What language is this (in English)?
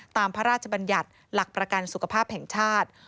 Thai